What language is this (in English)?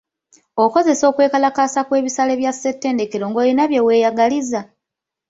Ganda